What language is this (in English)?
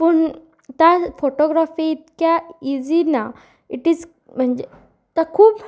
Konkani